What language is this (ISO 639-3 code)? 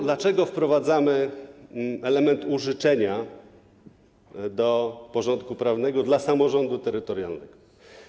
pol